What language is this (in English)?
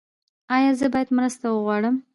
Pashto